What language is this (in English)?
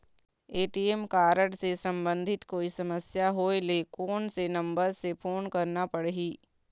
Chhattisgarhi